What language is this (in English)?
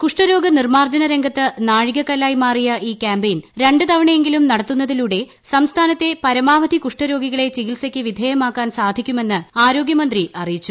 Malayalam